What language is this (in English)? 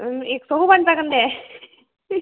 Bodo